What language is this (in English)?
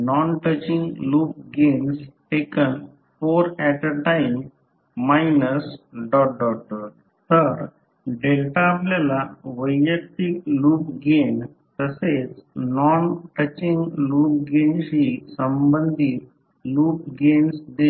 Marathi